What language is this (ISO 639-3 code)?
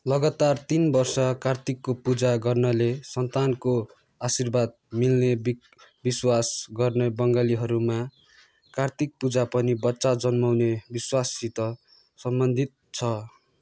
nep